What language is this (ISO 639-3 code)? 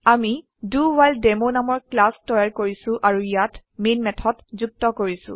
asm